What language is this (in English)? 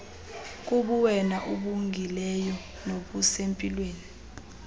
Xhosa